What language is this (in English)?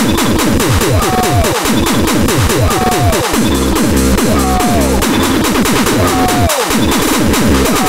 Dutch